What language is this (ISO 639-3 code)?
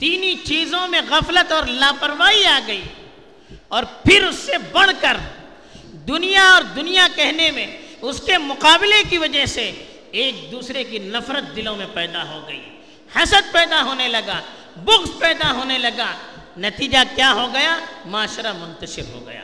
urd